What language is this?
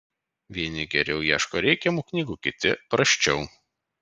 Lithuanian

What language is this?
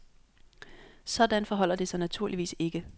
Danish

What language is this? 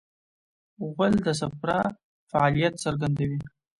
Pashto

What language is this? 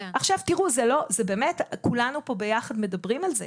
Hebrew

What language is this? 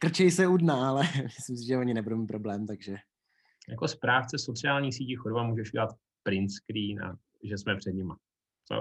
Czech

